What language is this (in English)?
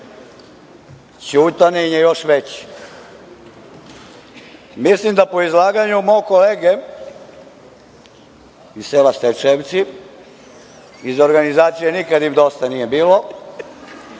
Serbian